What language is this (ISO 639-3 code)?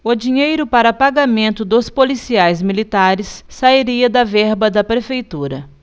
por